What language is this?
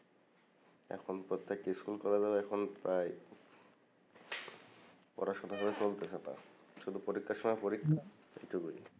Bangla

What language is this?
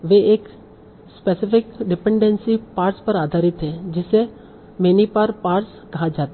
Hindi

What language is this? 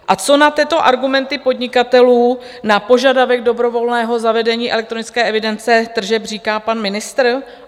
Czech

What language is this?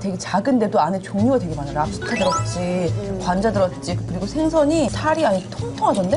Korean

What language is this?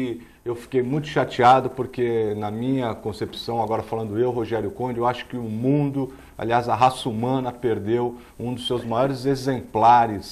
Portuguese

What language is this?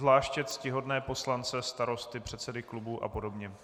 Czech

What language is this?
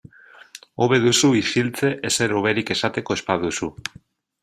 Basque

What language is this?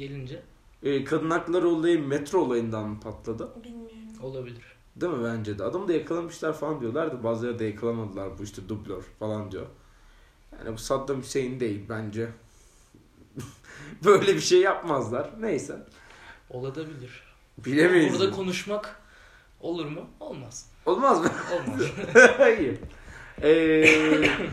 Turkish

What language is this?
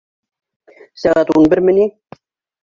Bashkir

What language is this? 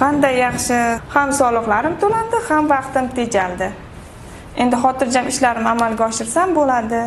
Turkish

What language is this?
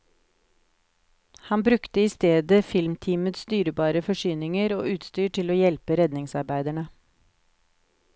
Norwegian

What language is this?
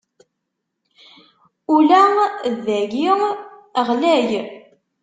Kabyle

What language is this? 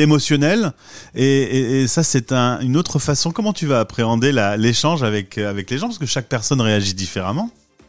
French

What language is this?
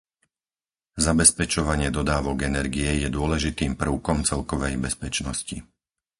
Slovak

